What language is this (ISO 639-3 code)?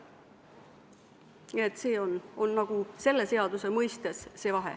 est